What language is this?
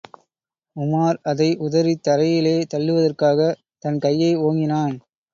Tamil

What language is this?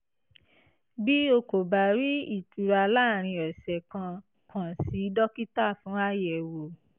Yoruba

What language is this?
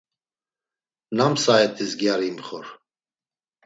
Laz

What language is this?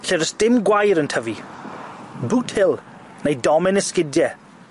Welsh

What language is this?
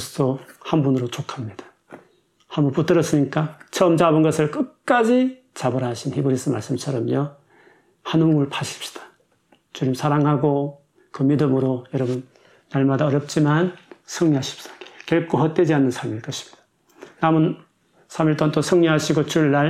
Korean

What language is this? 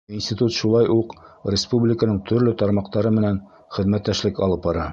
Bashkir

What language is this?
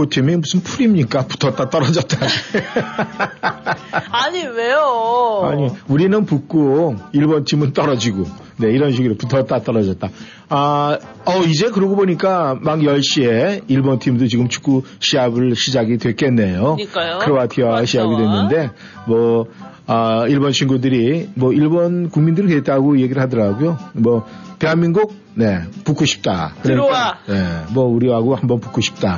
Korean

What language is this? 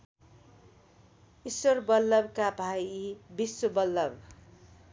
Nepali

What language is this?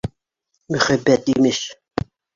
Bashkir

